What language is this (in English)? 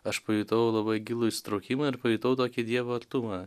Lithuanian